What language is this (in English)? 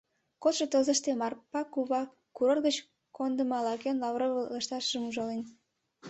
Mari